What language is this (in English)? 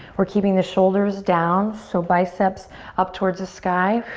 English